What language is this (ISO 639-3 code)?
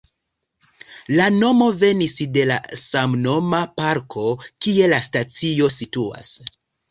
epo